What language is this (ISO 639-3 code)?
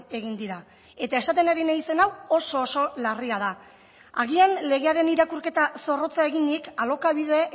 eus